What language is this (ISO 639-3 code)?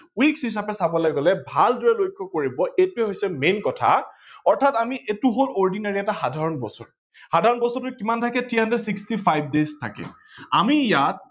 asm